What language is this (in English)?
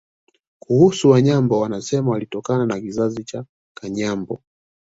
Swahili